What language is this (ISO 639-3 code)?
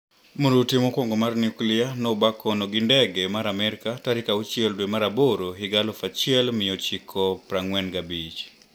luo